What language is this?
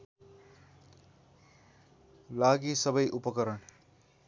Nepali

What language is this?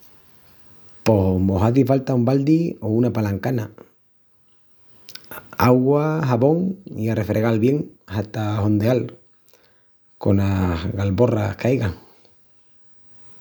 Extremaduran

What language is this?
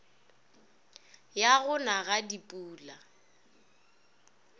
Northern Sotho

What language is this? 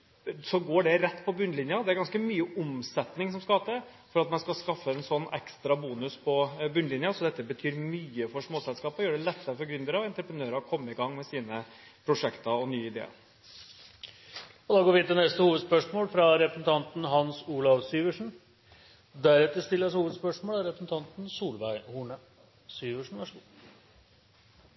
Norwegian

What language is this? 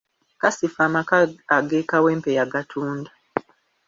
Ganda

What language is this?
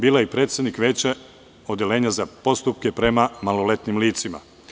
Serbian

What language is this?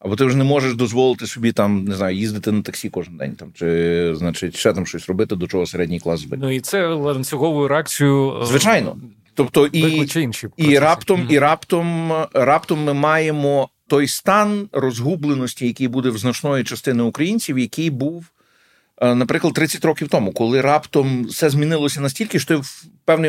Ukrainian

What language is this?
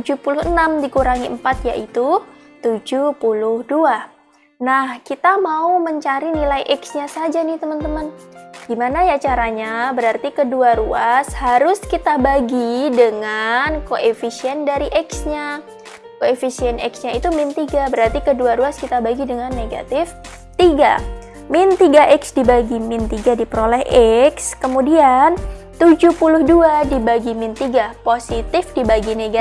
Indonesian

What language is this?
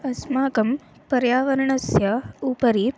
Sanskrit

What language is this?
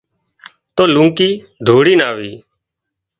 Wadiyara Koli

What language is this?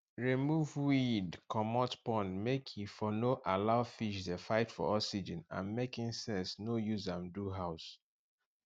Nigerian Pidgin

